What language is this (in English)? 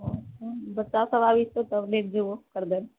Maithili